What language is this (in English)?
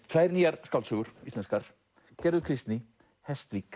Icelandic